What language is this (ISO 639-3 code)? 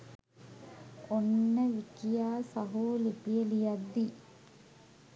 sin